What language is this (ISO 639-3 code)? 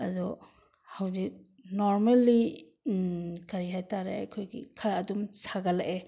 mni